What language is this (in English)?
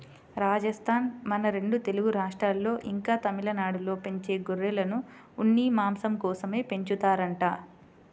Telugu